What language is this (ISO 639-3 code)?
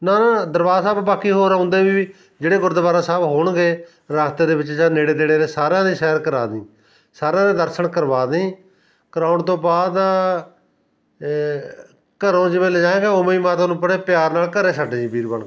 pan